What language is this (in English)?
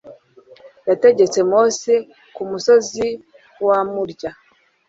Kinyarwanda